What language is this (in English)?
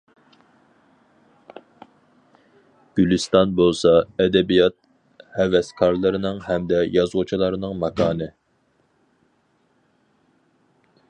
Uyghur